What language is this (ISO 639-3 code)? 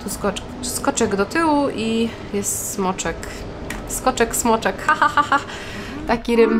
pol